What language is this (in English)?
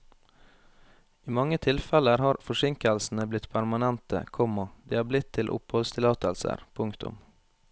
Norwegian